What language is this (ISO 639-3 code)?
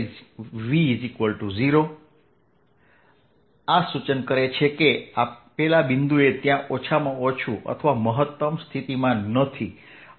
guj